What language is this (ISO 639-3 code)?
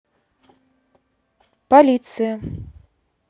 rus